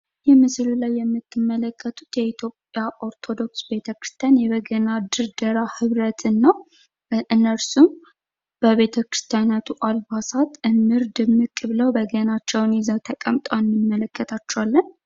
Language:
Amharic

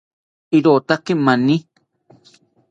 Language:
South Ucayali Ashéninka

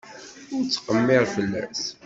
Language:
Kabyle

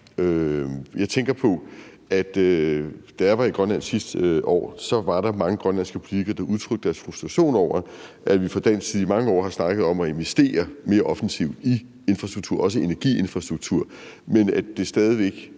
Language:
Danish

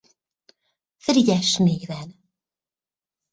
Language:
Hungarian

